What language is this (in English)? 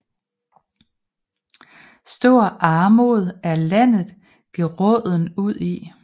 Danish